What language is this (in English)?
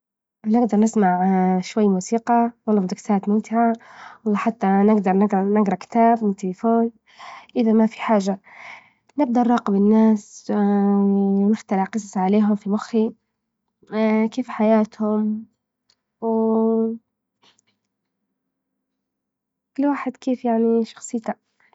Libyan Arabic